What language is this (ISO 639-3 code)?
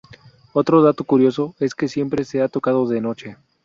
spa